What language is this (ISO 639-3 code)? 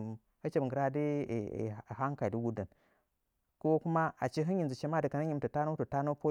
nja